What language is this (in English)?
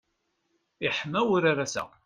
Kabyle